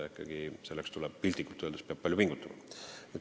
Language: Estonian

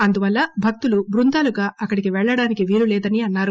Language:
Telugu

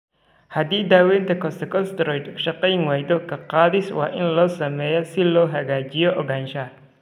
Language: Somali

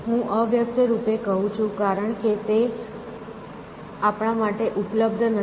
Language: Gujarati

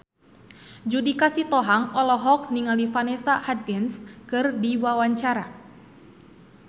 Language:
Sundanese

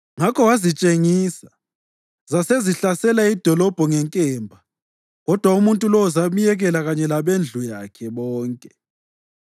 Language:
North Ndebele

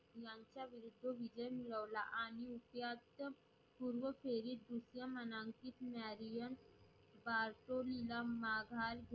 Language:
Marathi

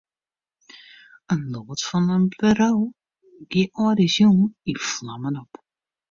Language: Western Frisian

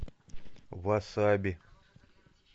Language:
Russian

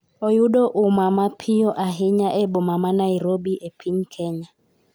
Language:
Luo (Kenya and Tanzania)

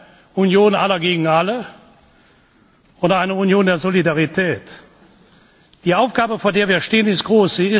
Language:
German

